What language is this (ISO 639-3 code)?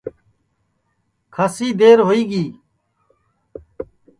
ssi